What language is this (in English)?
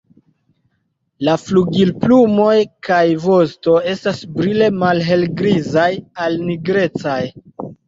Esperanto